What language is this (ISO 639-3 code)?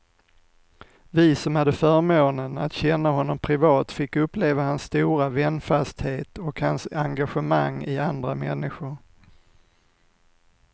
swe